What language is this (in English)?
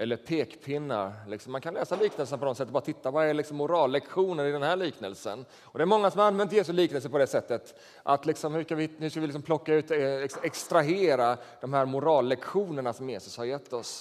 Swedish